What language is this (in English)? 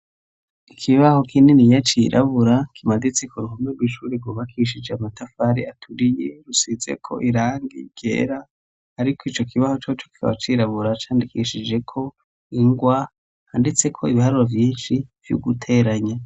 Rundi